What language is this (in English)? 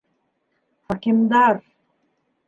Bashkir